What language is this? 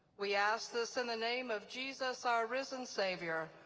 English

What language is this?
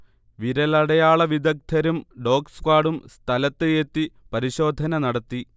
Malayalam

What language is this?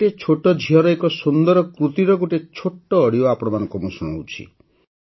Odia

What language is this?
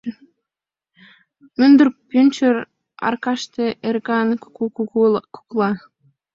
Mari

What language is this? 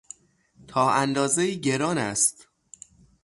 Persian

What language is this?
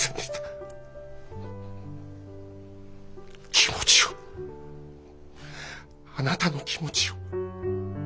Japanese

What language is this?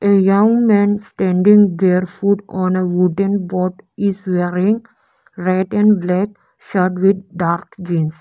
English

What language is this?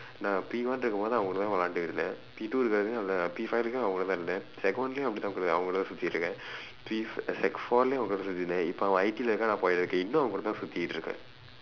English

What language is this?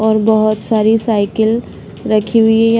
Hindi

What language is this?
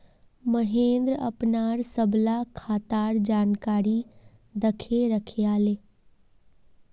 Magahi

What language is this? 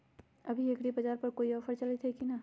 Magahi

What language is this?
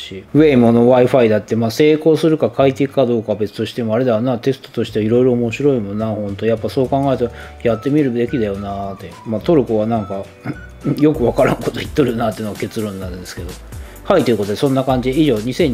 Japanese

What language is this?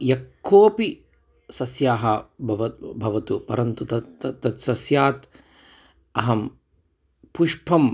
Sanskrit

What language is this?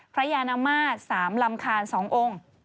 Thai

